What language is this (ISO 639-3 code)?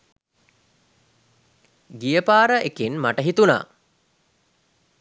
sin